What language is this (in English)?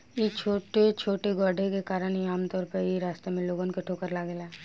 Bhojpuri